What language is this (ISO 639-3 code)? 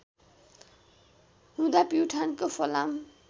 nep